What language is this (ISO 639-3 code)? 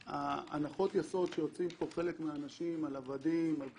heb